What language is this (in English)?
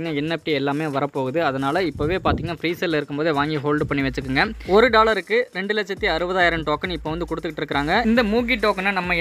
Romanian